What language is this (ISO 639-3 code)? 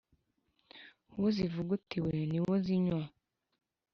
kin